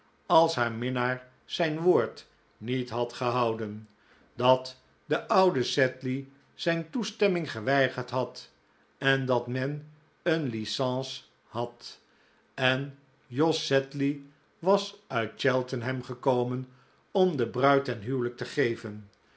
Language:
Dutch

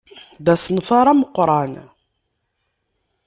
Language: Kabyle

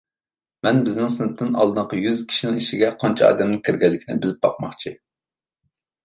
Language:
Uyghur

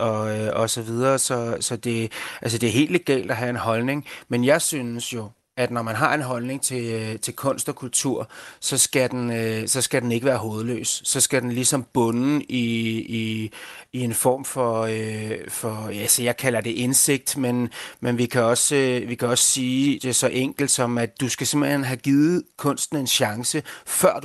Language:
Danish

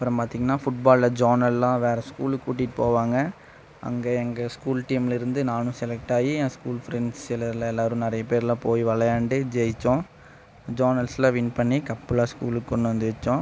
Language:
Tamil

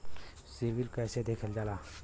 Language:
Bhojpuri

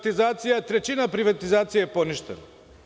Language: Serbian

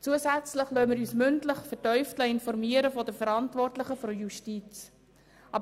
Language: Swiss German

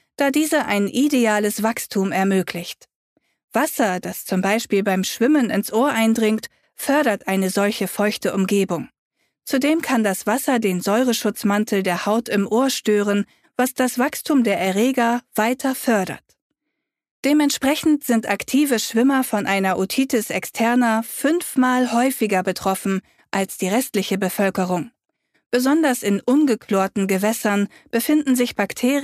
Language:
German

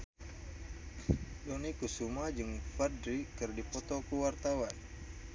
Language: Sundanese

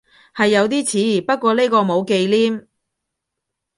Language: Cantonese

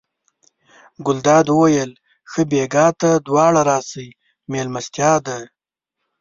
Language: Pashto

